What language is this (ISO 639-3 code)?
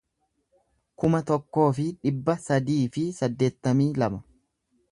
orm